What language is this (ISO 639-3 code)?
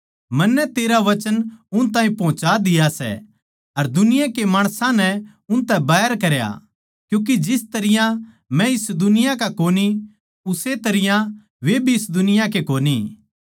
bgc